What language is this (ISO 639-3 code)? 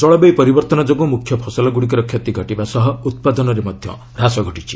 ori